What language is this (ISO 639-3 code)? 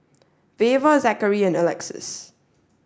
eng